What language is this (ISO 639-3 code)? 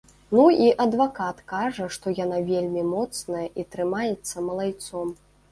bel